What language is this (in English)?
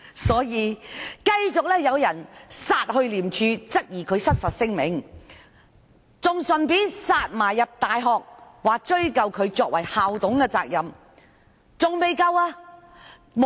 Cantonese